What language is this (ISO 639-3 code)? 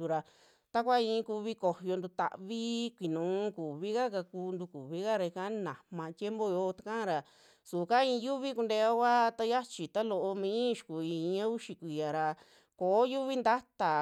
jmx